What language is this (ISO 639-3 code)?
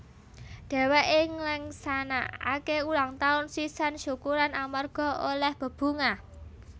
jav